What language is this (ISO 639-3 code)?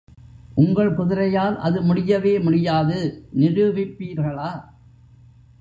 tam